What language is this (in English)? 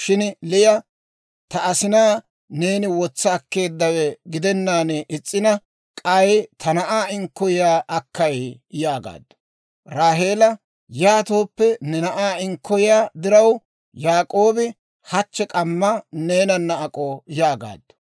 Dawro